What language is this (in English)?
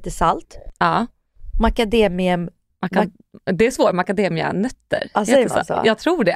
Swedish